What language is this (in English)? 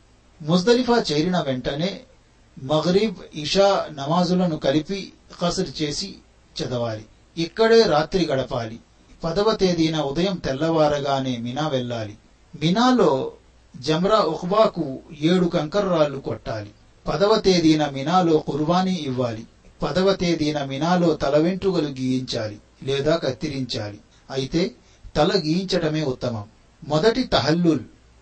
Telugu